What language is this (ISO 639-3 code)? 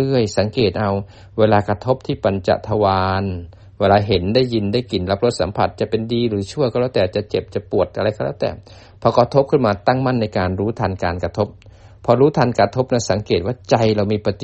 tha